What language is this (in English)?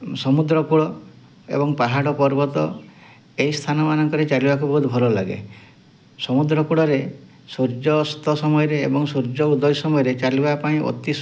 Odia